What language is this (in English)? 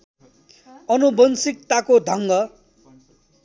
Nepali